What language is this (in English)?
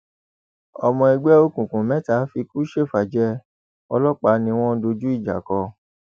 Yoruba